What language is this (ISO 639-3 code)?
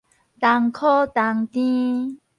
nan